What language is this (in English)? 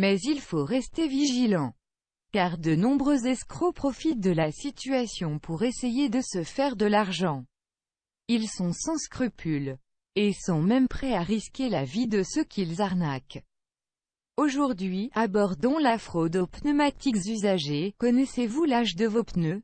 French